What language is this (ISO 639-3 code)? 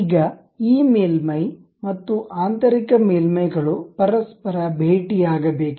kan